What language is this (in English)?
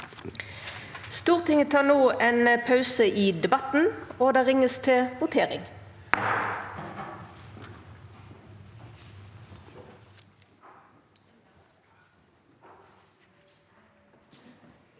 Norwegian